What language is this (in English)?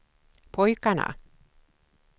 Swedish